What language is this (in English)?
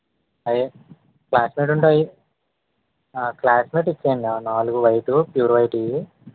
Telugu